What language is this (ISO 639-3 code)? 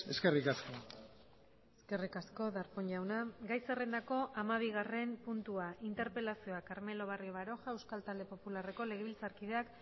eus